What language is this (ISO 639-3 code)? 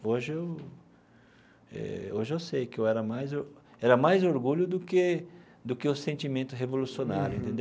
por